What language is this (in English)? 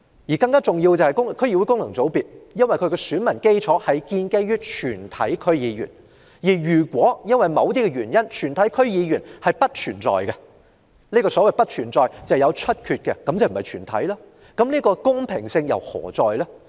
Cantonese